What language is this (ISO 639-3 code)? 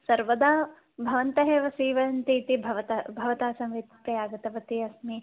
san